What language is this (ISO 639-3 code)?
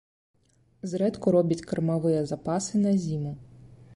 bel